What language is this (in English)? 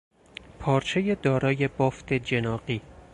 Persian